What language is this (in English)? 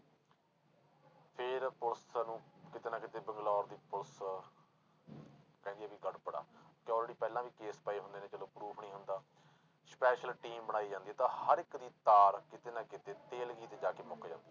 Punjabi